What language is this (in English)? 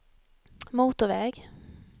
Swedish